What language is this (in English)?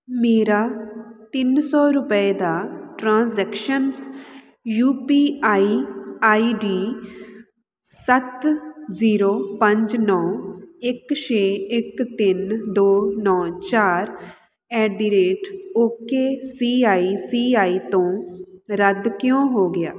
Punjabi